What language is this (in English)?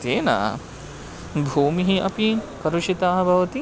Sanskrit